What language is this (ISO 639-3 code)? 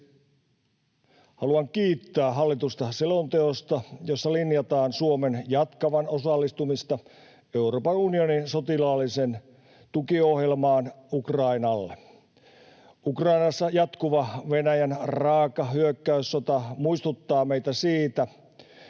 fin